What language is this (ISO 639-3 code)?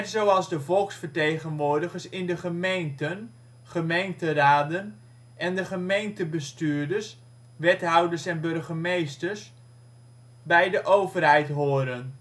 nld